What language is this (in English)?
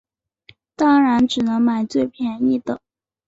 Chinese